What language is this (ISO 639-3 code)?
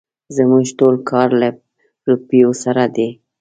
pus